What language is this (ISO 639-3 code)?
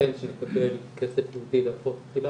heb